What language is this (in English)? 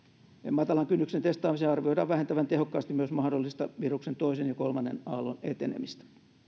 Finnish